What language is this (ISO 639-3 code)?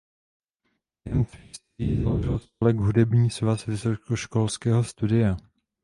ces